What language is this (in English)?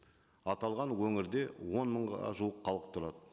Kazakh